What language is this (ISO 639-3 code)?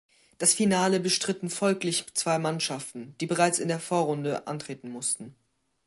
deu